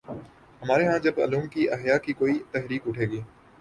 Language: Urdu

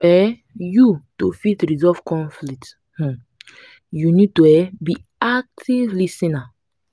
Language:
Nigerian Pidgin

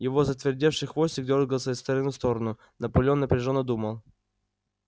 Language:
Russian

